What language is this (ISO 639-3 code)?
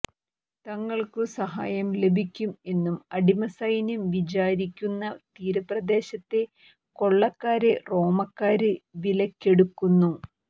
mal